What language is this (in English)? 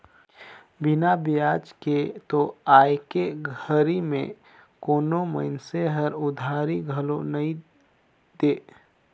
Chhattisgarhi